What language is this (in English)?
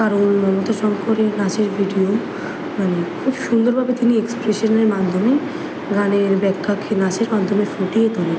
Bangla